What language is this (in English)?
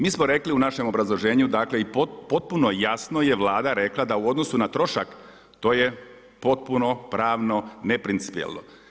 Croatian